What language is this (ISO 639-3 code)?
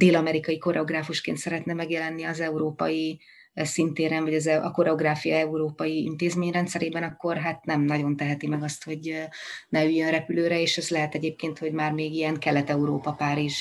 hun